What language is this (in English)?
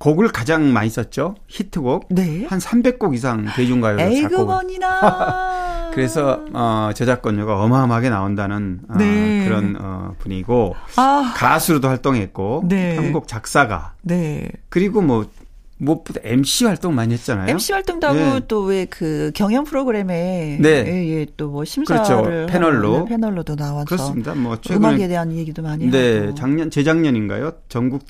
Korean